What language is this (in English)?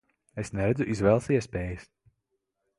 Latvian